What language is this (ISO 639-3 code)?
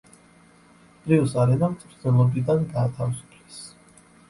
kat